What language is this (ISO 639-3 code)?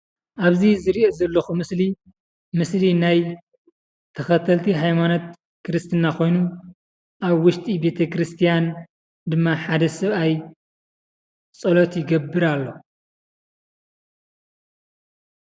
tir